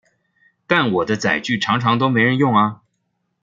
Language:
Chinese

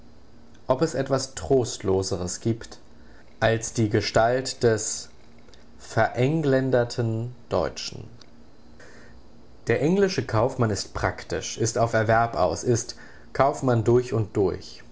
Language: German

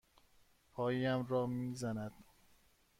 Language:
Persian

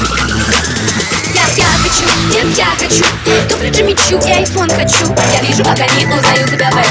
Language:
Ukrainian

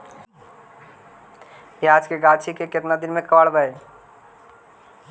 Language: Magahi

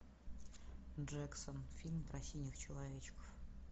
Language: Russian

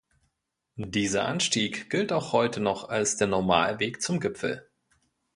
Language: German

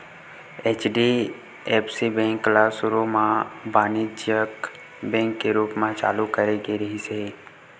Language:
Chhattisgarhi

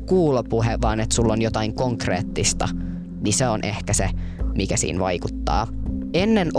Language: Finnish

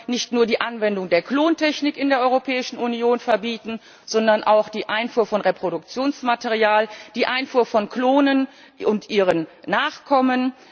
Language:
German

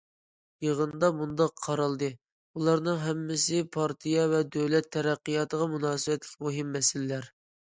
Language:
Uyghur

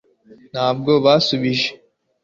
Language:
Kinyarwanda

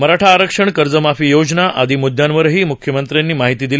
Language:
Marathi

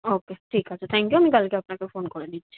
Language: Bangla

